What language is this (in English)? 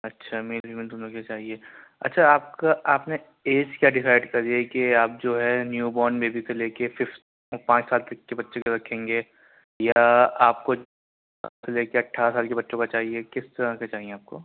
Urdu